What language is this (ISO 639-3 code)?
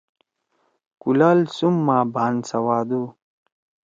trw